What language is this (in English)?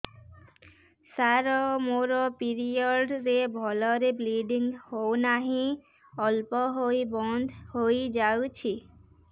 Odia